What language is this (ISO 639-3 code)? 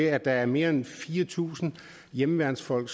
dan